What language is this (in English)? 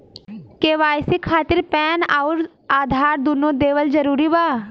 Bhojpuri